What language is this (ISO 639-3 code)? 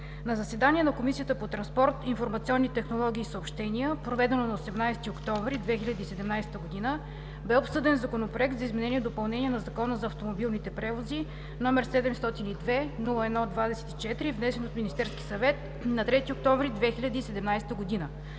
bul